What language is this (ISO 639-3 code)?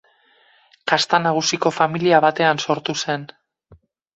eus